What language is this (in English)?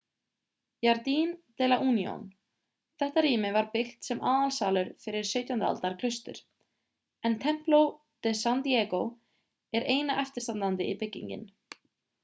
Icelandic